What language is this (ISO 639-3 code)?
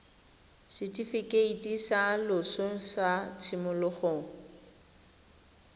tsn